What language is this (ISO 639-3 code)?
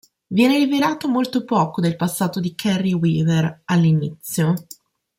ita